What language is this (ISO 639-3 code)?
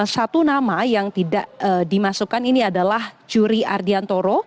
ind